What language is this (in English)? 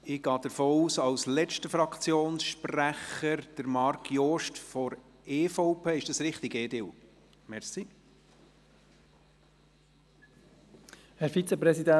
Swiss German